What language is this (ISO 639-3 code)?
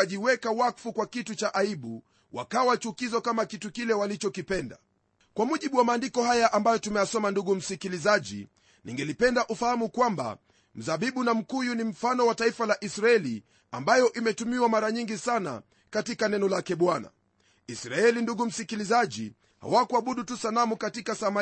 swa